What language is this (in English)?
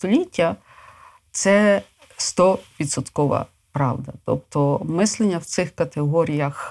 Ukrainian